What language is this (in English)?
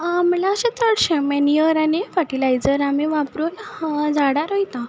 Konkani